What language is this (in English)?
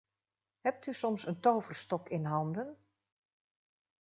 Dutch